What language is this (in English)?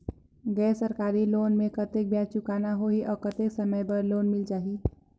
Chhattisgarhi